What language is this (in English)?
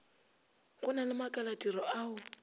Northern Sotho